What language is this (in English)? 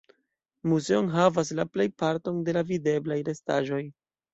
Esperanto